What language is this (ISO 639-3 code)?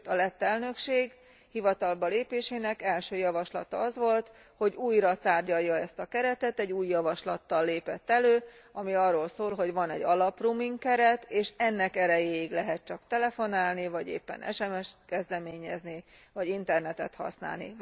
hun